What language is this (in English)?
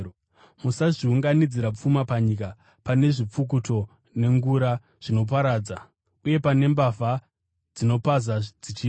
Shona